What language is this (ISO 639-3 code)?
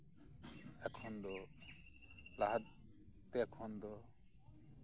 sat